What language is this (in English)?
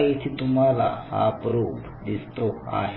Marathi